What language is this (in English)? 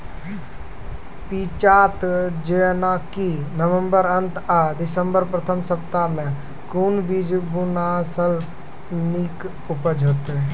Maithili